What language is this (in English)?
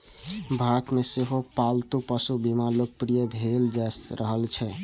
Maithili